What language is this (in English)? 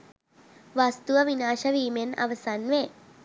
Sinhala